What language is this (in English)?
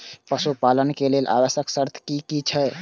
Maithili